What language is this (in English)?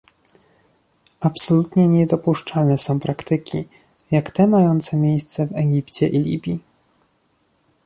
Polish